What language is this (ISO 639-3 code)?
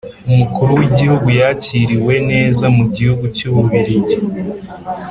kin